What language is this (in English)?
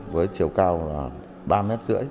Vietnamese